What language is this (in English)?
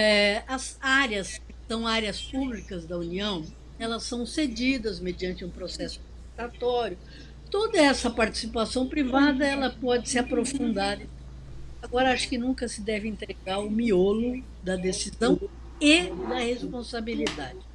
Portuguese